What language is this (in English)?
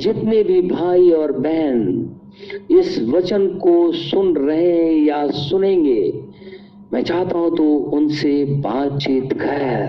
Hindi